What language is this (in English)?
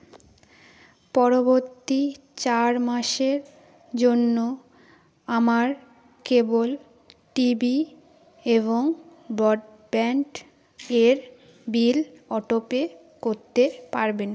Bangla